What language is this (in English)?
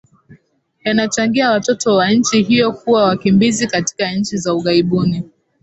Swahili